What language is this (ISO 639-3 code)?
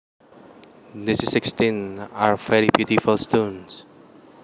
jav